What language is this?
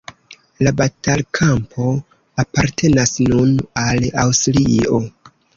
Esperanto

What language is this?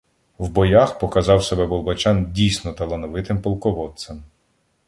Ukrainian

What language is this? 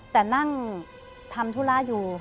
Thai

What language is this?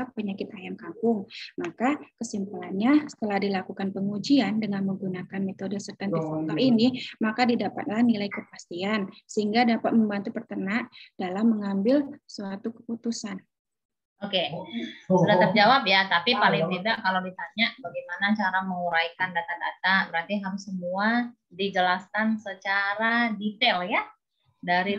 Indonesian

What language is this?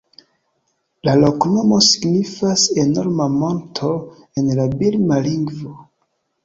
Esperanto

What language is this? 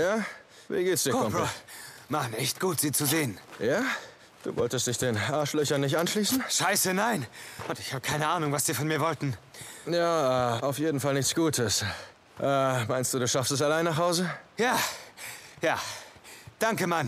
German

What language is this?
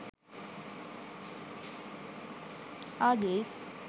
Sinhala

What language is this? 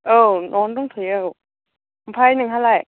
Bodo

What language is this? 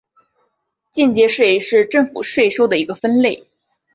Chinese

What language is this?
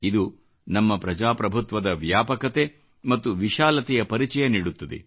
Kannada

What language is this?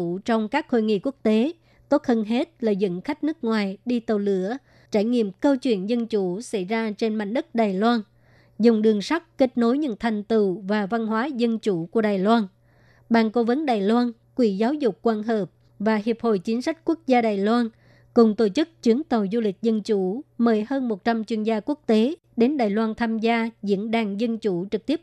Vietnamese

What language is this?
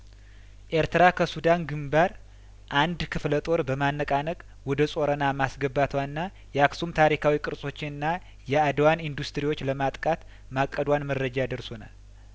Amharic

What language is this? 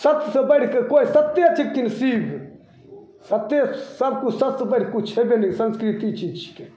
Maithili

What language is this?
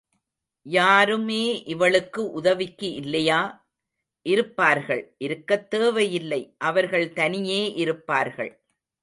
Tamil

